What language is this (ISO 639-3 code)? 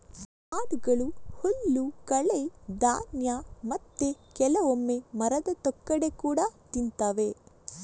kan